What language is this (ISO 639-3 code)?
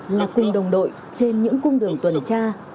vie